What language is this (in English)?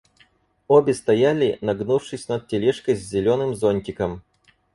Russian